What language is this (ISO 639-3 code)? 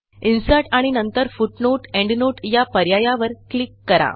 mar